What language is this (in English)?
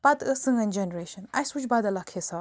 Kashmiri